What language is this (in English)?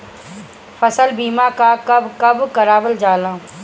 Bhojpuri